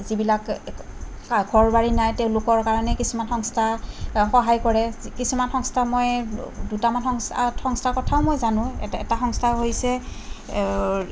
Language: Assamese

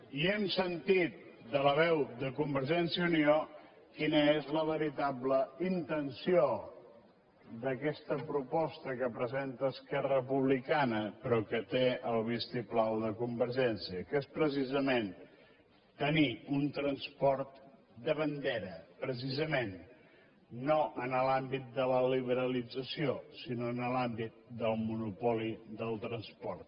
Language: Catalan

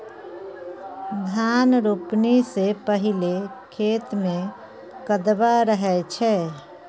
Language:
Maithili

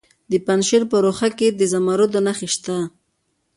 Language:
Pashto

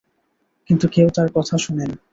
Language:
Bangla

